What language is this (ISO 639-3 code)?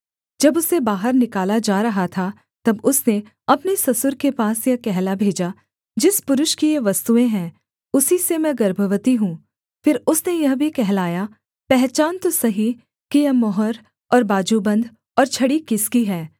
hin